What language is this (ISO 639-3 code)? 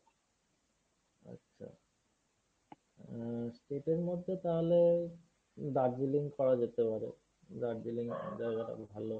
ben